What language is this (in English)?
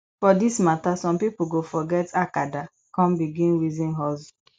Nigerian Pidgin